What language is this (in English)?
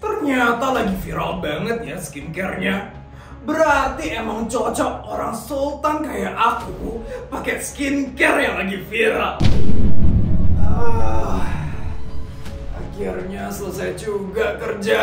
Indonesian